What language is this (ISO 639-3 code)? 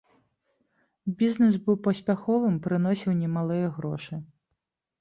bel